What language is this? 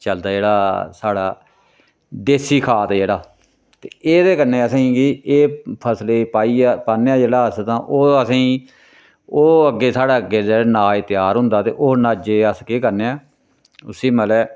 Dogri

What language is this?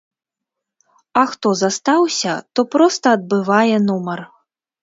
Belarusian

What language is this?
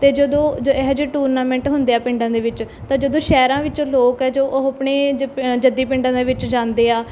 Punjabi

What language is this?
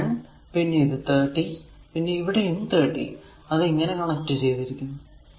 Malayalam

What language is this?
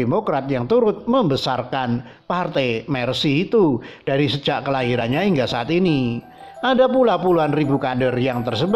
Indonesian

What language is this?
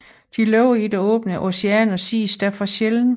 Danish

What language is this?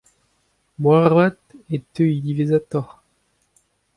Breton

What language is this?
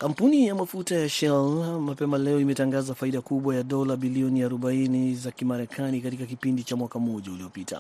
Swahili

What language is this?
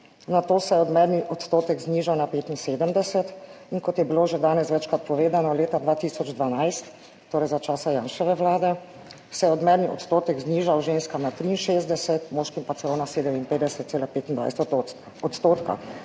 Slovenian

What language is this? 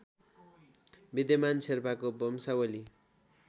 Nepali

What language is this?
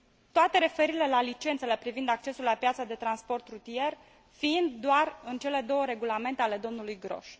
Romanian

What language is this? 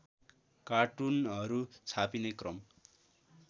Nepali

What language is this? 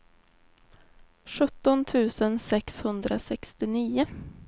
Swedish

